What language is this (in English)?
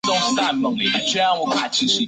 Chinese